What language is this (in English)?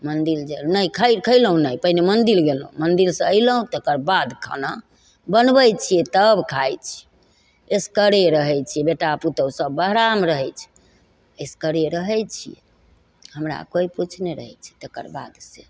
Maithili